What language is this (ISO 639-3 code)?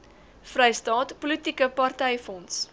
afr